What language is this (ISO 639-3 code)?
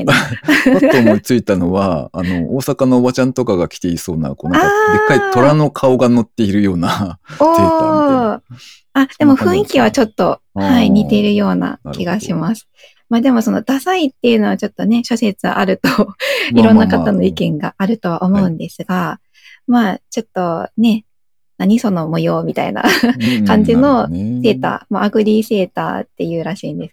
jpn